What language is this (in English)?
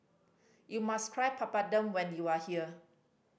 English